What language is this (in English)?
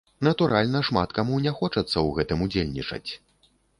Belarusian